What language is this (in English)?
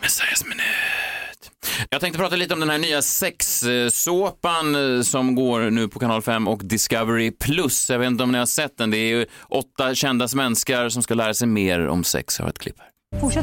Swedish